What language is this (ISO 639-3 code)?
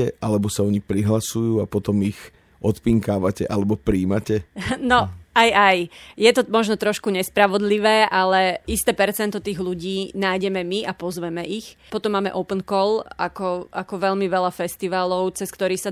slk